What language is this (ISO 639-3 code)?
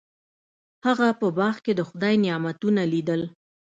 pus